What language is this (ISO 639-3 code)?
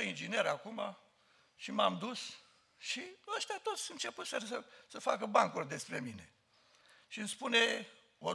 ron